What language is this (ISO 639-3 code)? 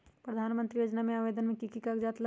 mag